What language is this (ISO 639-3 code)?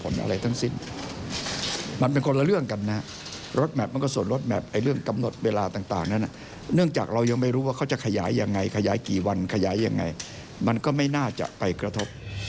tha